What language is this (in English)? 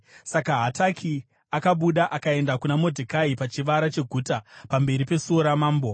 Shona